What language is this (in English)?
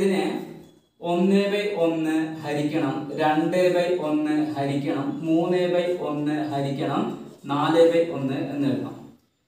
Turkish